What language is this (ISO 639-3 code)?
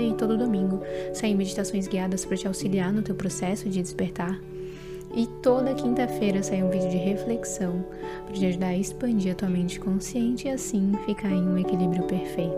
por